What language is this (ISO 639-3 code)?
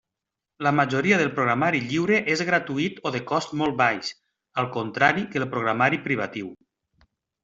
cat